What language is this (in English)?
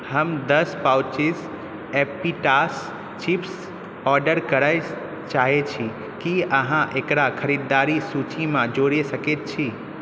Maithili